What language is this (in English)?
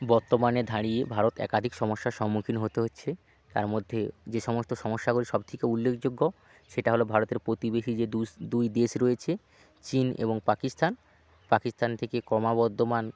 Bangla